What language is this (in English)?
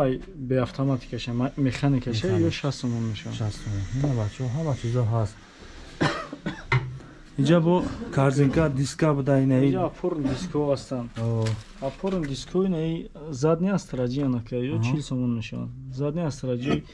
Turkish